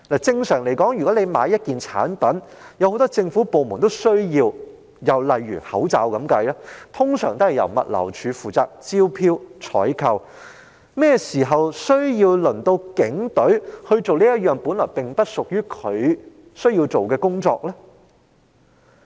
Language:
Cantonese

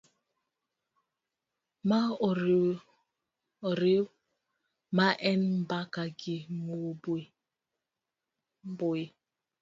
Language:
Luo (Kenya and Tanzania)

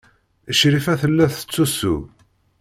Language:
Kabyle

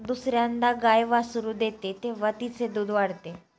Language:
Marathi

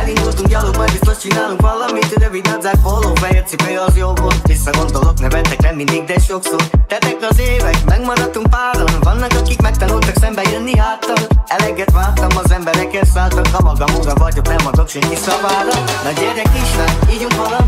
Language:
Hungarian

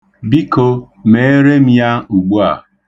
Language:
Igbo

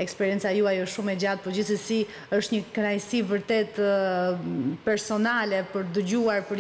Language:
Romanian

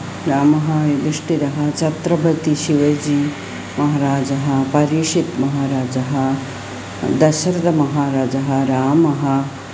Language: Sanskrit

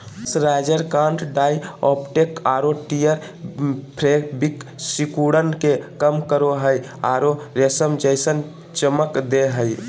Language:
Magahi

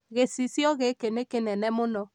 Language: Kikuyu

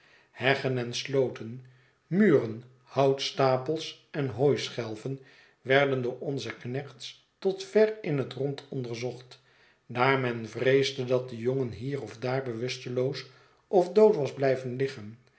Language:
Dutch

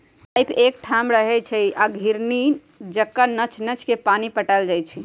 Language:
Magahi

